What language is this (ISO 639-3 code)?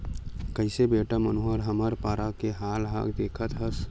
hne